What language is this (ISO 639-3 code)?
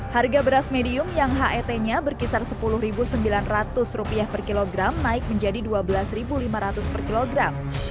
ind